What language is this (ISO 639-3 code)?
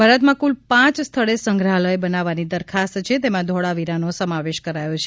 guj